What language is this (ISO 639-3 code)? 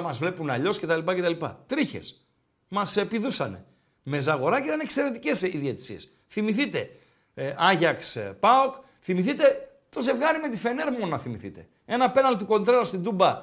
ell